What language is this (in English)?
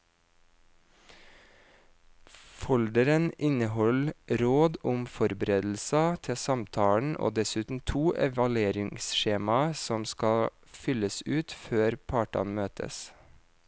Norwegian